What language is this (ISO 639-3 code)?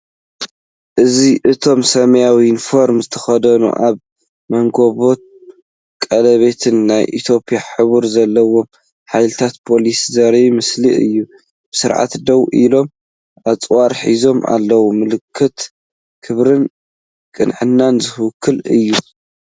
tir